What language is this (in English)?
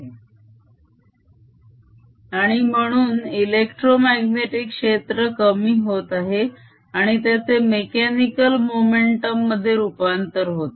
Marathi